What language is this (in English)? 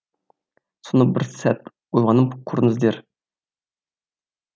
Kazakh